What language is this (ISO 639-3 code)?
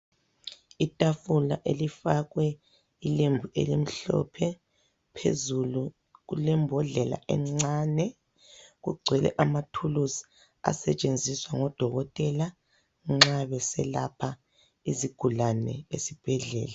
nde